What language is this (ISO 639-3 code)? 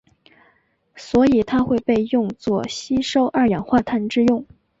zho